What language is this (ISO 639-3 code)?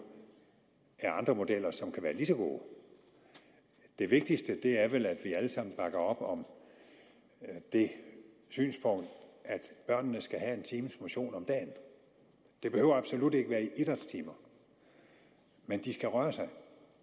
dan